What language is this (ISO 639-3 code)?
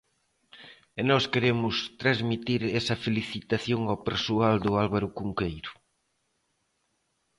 glg